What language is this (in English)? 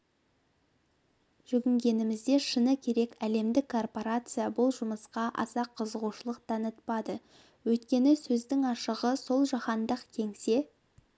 Kazakh